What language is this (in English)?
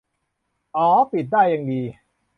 Thai